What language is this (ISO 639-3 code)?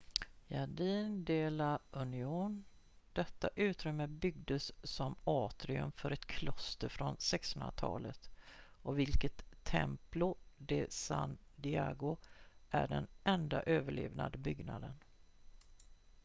swe